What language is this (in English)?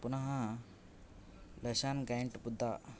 Sanskrit